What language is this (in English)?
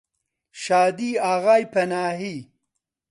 Central Kurdish